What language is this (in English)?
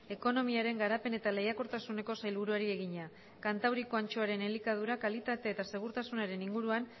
Basque